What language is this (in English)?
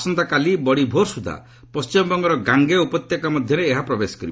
Odia